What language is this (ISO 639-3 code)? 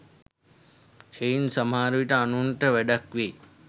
sin